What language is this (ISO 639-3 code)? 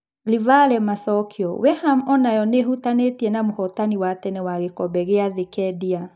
kik